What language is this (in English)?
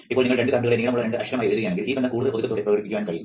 Malayalam